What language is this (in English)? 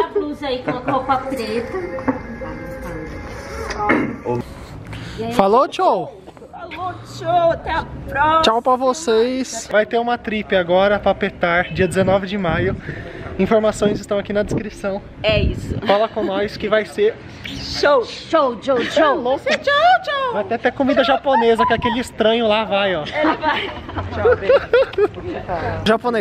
Portuguese